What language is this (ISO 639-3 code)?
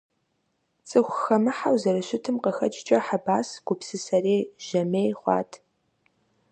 kbd